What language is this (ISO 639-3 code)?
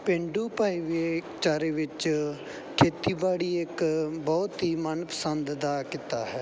pan